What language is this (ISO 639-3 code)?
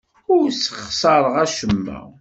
kab